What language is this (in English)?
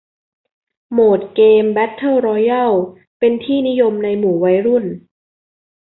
Thai